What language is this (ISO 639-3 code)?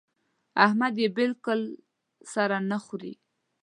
pus